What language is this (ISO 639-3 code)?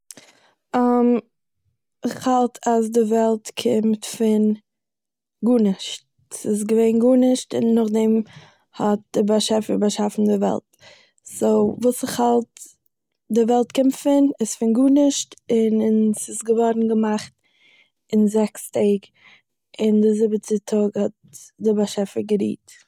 yid